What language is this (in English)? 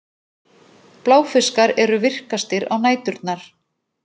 Icelandic